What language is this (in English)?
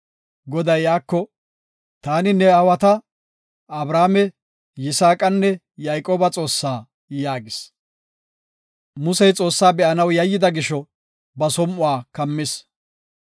Gofa